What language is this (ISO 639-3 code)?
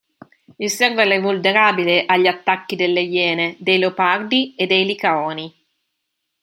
ita